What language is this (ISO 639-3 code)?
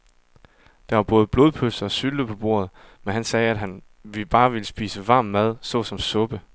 dan